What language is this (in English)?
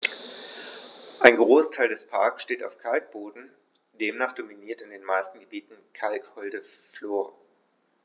German